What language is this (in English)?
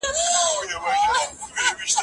Pashto